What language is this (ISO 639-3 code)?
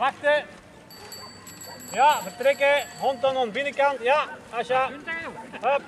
nld